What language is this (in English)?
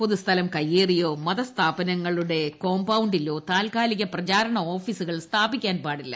Malayalam